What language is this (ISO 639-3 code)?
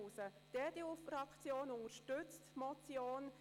gsw